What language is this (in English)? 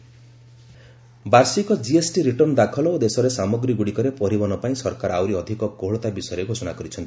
Odia